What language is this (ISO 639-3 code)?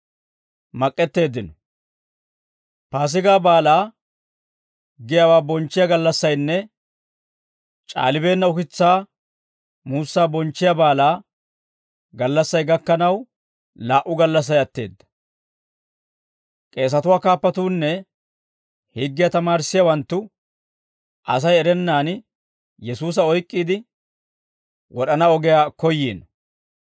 dwr